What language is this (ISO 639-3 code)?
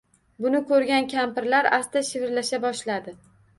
uzb